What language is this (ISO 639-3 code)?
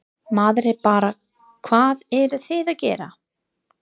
isl